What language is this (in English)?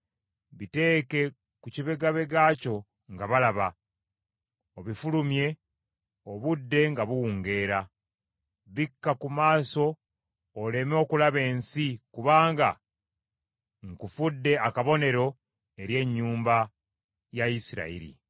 Ganda